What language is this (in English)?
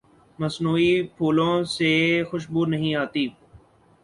Urdu